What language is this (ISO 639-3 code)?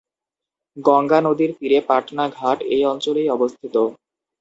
ben